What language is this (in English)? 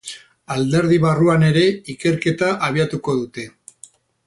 Basque